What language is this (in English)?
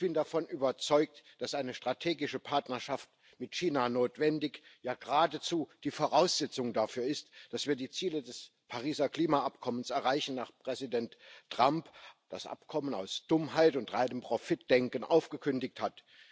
German